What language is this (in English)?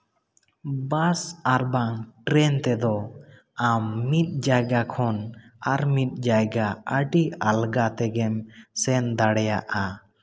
Santali